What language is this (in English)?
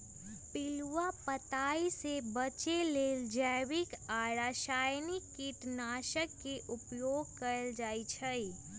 Magahi